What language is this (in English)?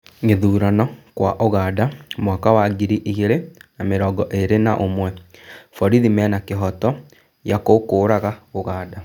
Kikuyu